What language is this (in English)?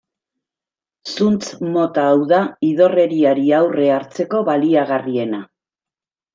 Basque